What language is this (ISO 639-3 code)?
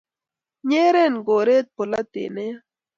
kln